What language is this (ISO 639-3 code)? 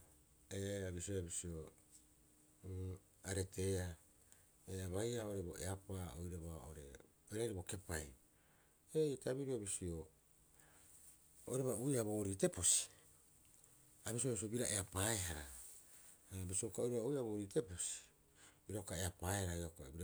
kyx